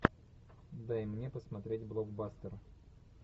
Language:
Russian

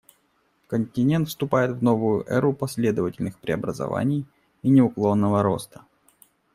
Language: Russian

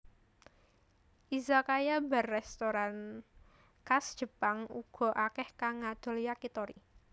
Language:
Javanese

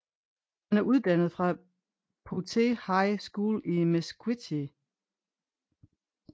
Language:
Danish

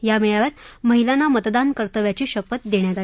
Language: Marathi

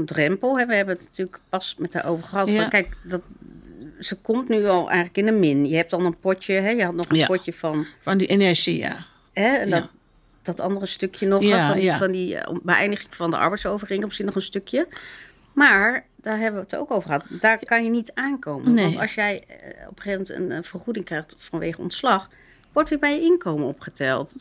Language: Dutch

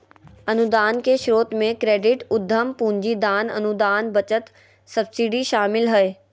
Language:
Magahi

